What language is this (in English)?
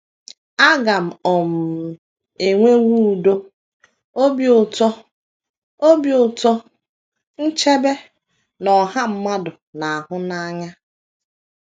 Igbo